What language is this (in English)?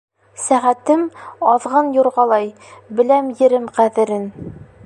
Bashkir